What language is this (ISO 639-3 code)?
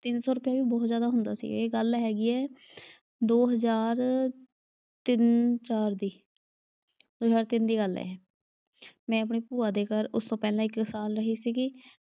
pan